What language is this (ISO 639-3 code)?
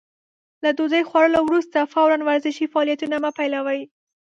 pus